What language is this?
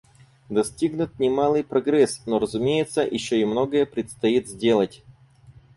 Russian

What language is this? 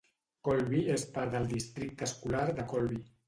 Catalan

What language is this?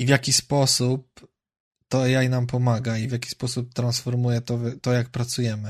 Polish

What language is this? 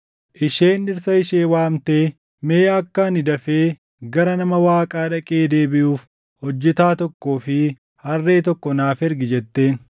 Oromo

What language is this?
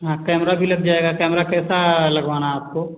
Hindi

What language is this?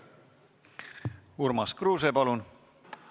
Estonian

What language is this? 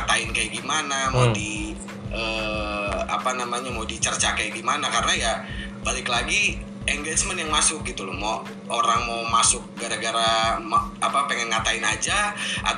Indonesian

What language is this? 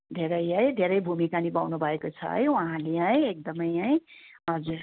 Nepali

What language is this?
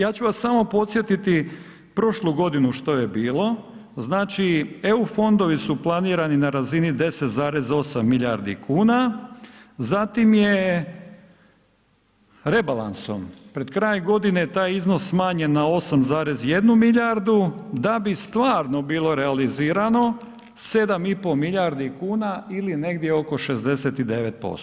Croatian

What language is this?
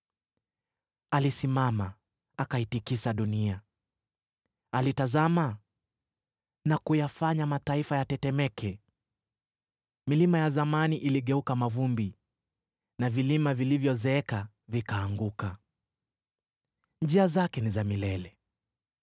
Swahili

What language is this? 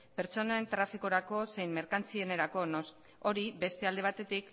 Basque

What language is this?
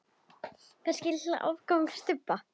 Icelandic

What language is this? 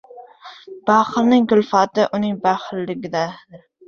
Uzbek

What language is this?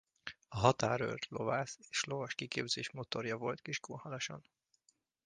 Hungarian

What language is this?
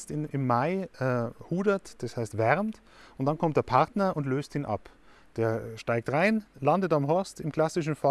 German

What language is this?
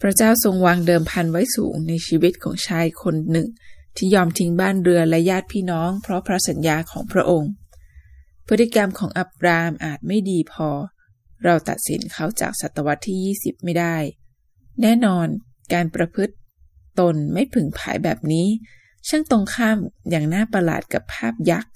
Thai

